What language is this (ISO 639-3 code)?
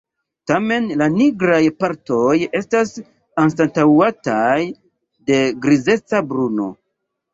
epo